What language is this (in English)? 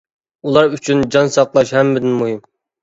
Uyghur